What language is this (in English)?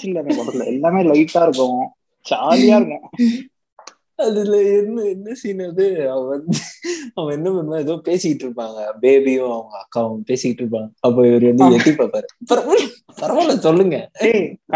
Tamil